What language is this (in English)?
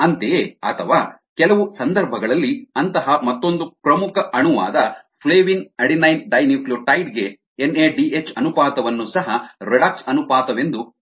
Kannada